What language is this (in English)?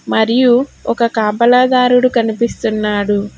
Telugu